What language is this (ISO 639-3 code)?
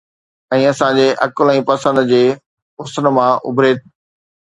snd